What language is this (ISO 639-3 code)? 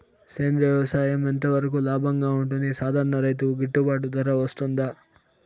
tel